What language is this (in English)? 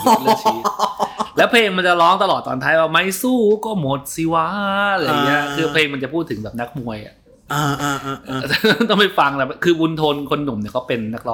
Thai